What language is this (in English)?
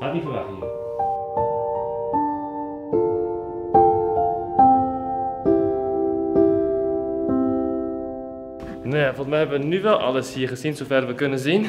Dutch